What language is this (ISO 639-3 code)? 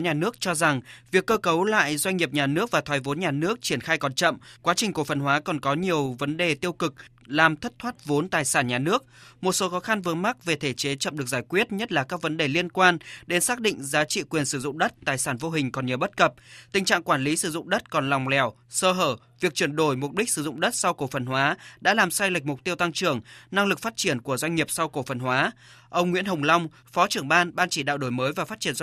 vie